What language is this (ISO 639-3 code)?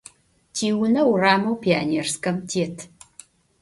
ady